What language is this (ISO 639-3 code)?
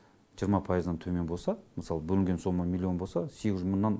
kaz